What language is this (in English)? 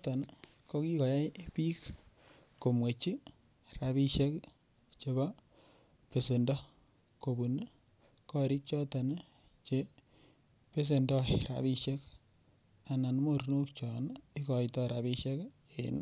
Kalenjin